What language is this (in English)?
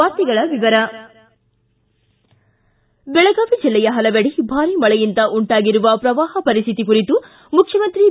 Kannada